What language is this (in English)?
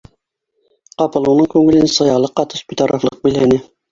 Bashkir